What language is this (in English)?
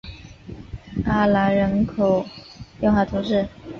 Chinese